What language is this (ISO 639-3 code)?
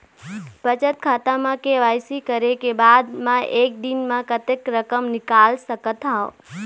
hne